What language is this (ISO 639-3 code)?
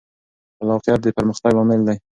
pus